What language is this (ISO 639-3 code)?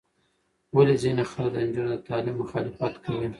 pus